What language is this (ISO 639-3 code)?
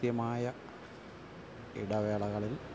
mal